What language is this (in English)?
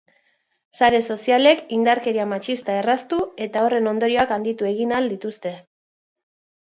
Basque